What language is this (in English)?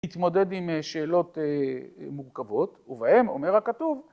Hebrew